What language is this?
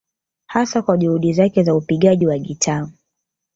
Swahili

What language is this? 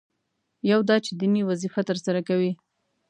Pashto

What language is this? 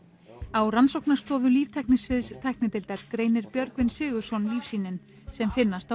Icelandic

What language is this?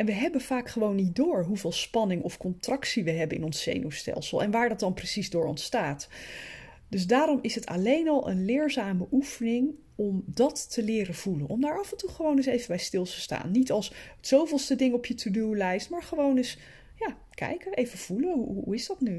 Dutch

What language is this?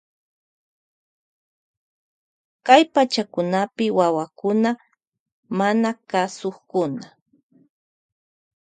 Loja Highland Quichua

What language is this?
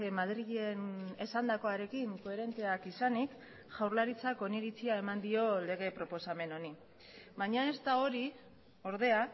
Basque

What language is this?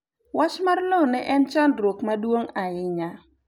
Luo (Kenya and Tanzania)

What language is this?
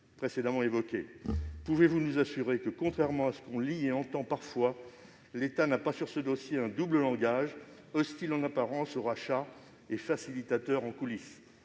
French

